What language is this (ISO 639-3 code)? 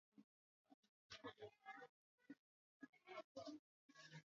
swa